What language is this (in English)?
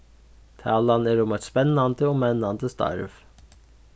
Faroese